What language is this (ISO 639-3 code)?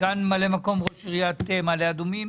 heb